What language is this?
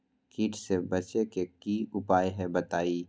Magahi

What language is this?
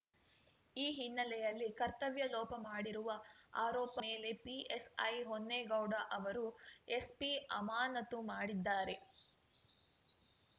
Kannada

